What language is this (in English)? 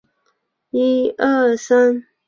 Chinese